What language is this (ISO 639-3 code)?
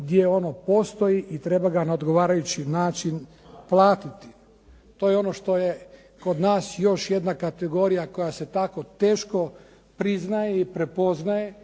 hrv